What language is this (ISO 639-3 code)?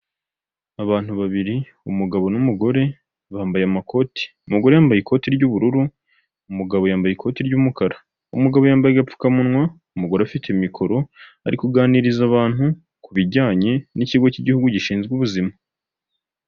kin